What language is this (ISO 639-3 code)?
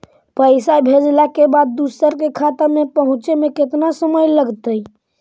mag